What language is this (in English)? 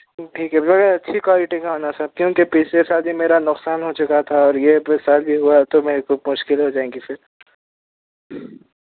Urdu